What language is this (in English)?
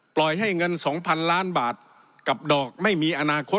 Thai